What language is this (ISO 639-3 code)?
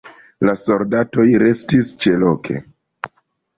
epo